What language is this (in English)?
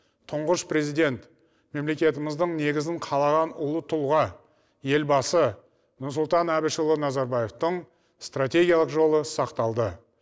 Kazakh